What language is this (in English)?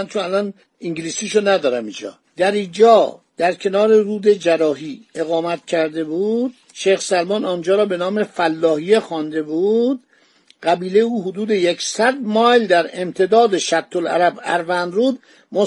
Persian